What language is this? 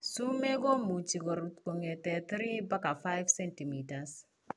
Kalenjin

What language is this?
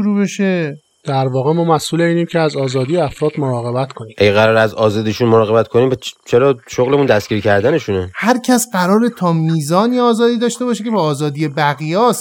Persian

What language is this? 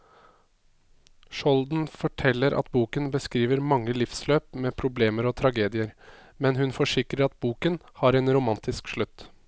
Norwegian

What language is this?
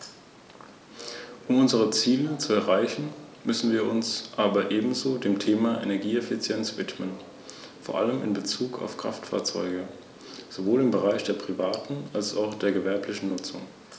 German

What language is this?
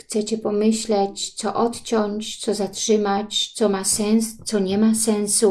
Polish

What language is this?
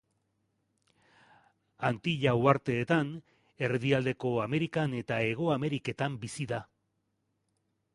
Basque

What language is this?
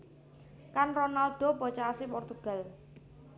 Javanese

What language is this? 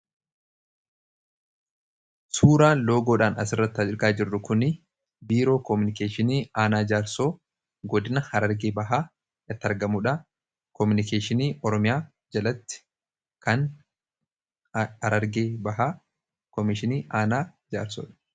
Oromo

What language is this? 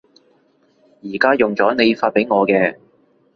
Cantonese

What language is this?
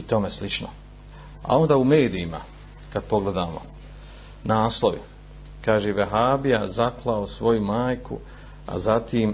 Croatian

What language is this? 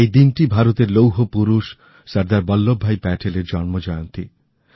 Bangla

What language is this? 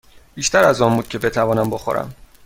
Persian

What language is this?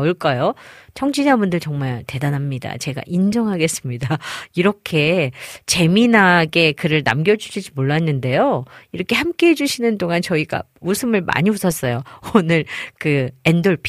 Korean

